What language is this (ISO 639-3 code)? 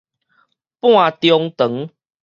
nan